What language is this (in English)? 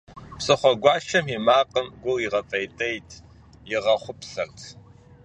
Kabardian